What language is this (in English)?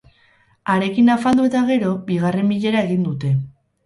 Basque